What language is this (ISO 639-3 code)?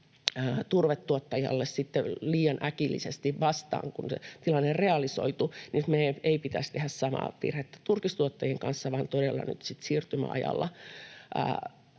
fin